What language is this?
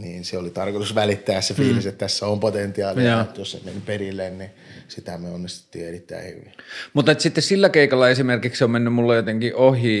Finnish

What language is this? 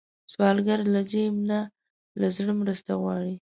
Pashto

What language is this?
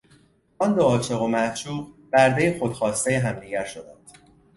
Persian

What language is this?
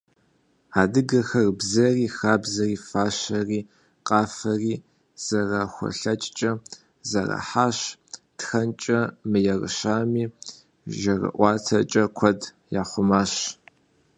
Kabardian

